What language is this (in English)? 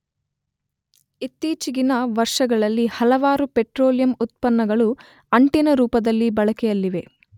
Kannada